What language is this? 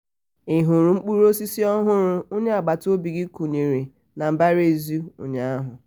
Igbo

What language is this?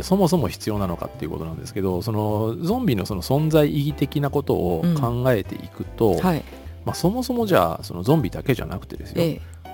Japanese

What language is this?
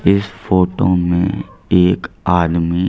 Hindi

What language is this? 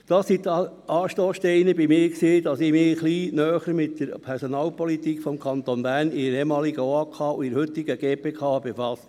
Swiss German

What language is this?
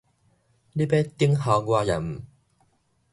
Min Nan Chinese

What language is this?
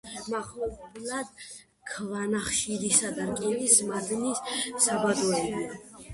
Georgian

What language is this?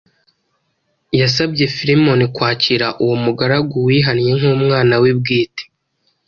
Kinyarwanda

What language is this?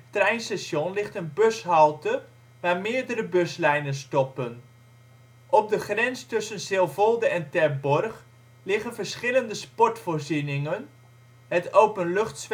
Dutch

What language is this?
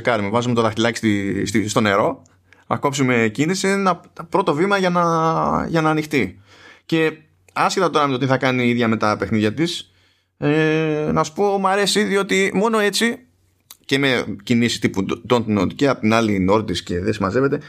Greek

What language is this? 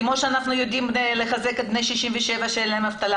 Hebrew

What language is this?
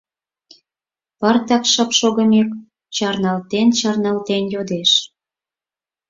Mari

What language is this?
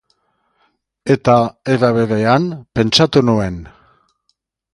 Basque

